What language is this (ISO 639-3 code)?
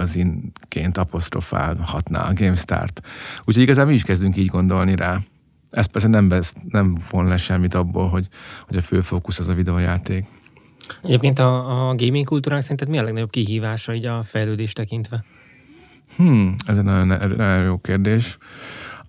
hun